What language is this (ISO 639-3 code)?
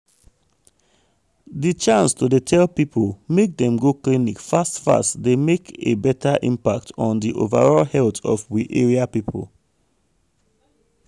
pcm